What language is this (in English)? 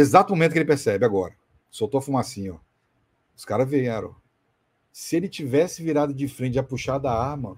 Portuguese